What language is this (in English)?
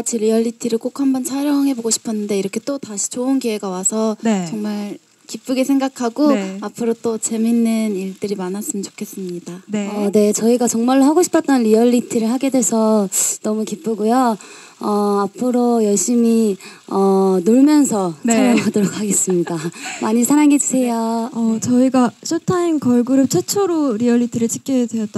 Korean